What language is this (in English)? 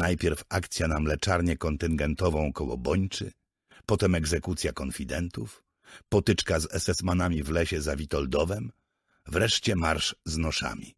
Polish